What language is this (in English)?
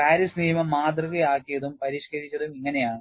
Malayalam